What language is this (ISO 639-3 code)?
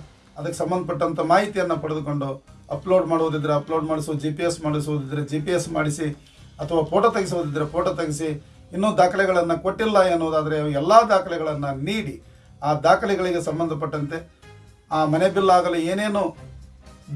kan